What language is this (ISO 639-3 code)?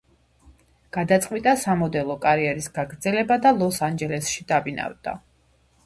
kat